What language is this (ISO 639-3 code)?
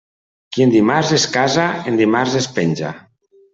cat